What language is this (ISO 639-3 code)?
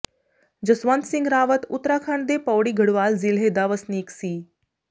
pan